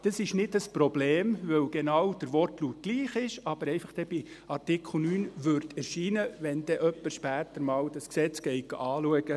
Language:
Swiss German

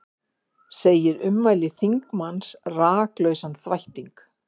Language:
Icelandic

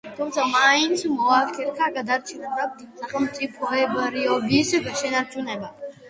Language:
Georgian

